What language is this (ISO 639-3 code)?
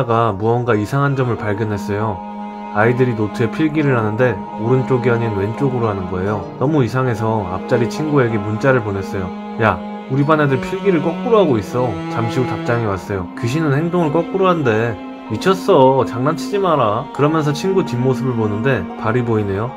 kor